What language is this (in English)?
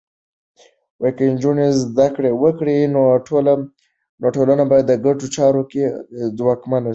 Pashto